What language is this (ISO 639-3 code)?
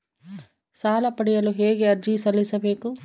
kan